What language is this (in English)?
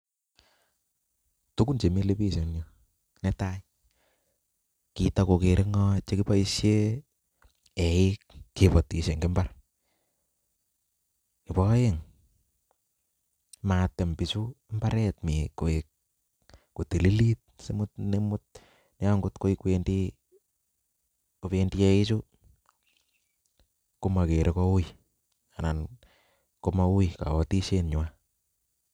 Kalenjin